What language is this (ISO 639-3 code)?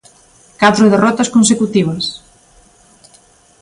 glg